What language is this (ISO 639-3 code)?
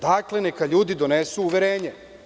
srp